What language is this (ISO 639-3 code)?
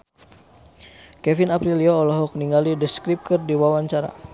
sun